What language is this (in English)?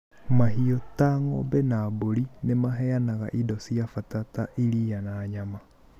Kikuyu